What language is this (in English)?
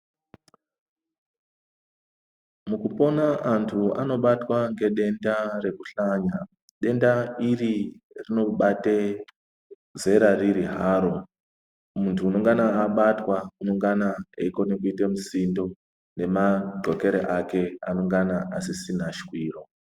Ndau